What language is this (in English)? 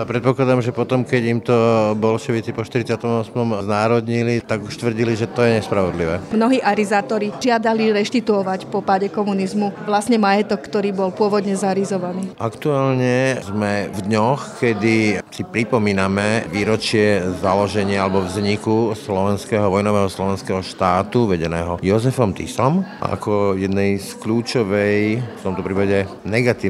Slovak